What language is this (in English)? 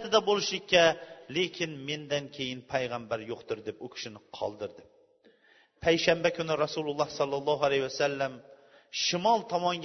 Bulgarian